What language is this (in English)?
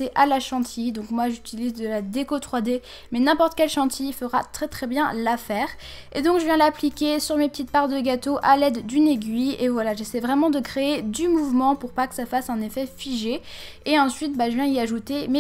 French